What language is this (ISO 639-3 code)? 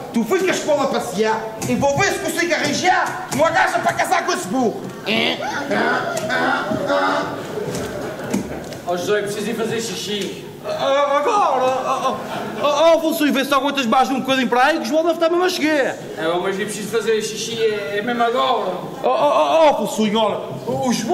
por